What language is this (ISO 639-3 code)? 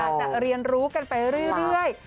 tha